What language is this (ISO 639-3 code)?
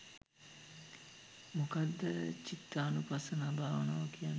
sin